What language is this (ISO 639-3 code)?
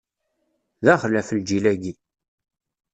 kab